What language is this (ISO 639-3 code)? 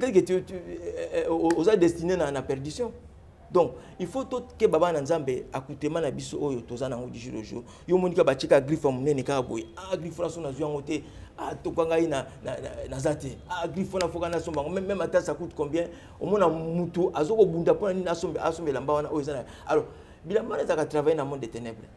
fra